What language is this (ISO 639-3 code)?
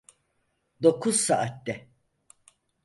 tur